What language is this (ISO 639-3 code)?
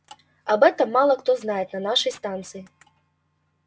rus